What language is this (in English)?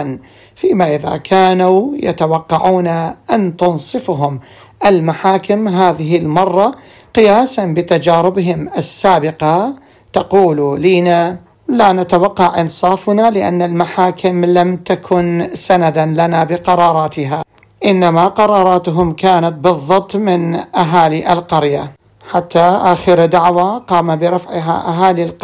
Arabic